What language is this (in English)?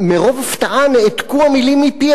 Hebrew